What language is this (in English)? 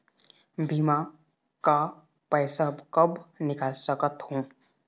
Chhattisgarhi